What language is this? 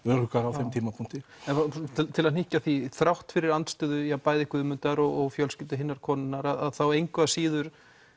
Icelandic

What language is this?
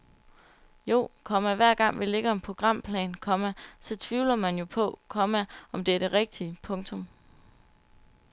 Danish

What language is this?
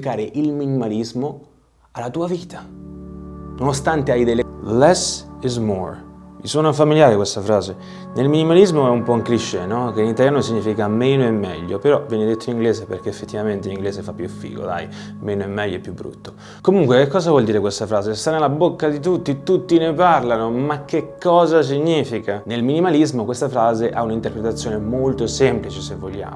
Italian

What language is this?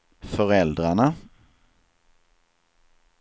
Swedish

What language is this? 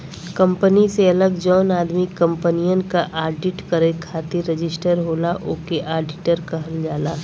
Bhojpuri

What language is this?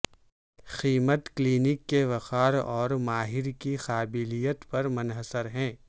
Urdu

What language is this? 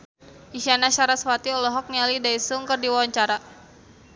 Sundanese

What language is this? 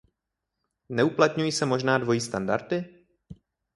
Czech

